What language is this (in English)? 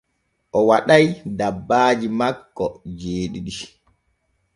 Borgu Fulfulde